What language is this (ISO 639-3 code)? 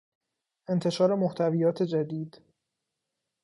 fas